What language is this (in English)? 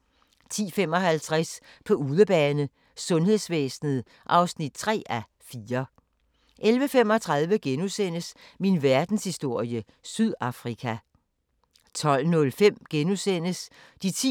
Danish